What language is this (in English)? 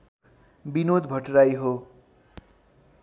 Nepali